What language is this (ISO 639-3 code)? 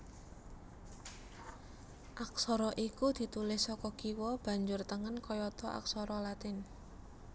jav